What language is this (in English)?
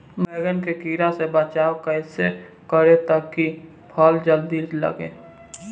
Bhojpuri